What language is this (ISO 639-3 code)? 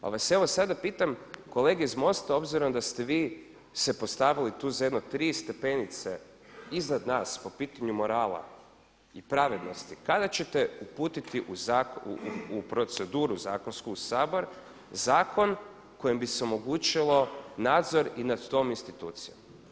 hrv